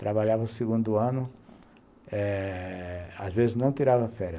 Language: Portuguese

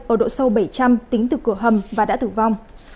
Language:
Vietnamese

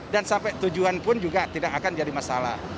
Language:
Indonesian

